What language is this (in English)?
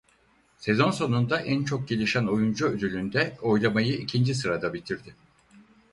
Turkish